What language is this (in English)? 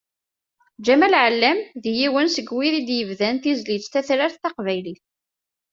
Kabyle